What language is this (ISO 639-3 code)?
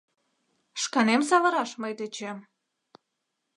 chm